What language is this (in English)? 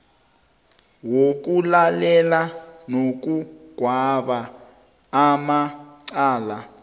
South Ndebele